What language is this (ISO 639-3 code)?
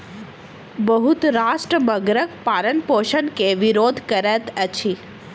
mai